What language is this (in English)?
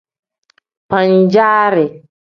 Tem